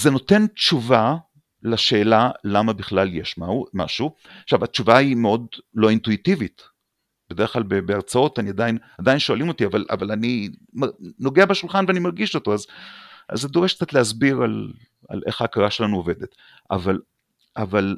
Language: Hebrew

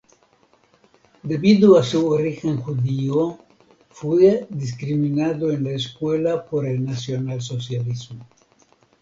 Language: Spanish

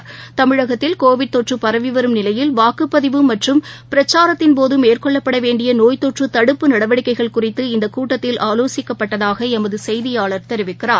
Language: Tamil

